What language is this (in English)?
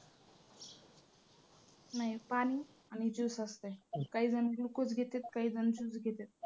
Marathi